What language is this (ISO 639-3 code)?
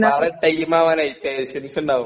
mal